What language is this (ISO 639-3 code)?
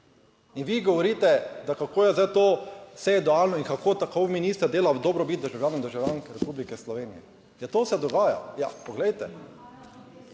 slv